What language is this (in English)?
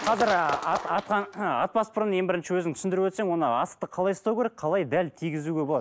Kazakh